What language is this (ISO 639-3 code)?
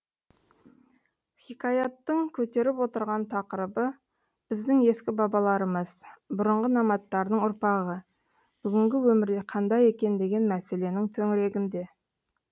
kaz